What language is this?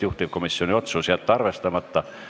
Estonian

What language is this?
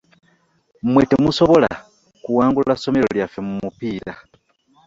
Ganda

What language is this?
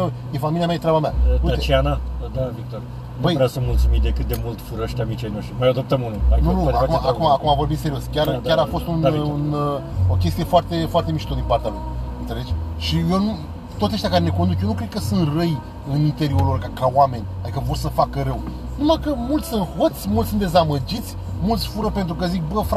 Romanian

